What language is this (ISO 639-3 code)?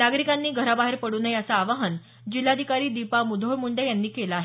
mar